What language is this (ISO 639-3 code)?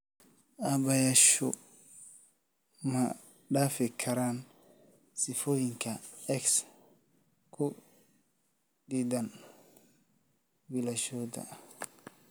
som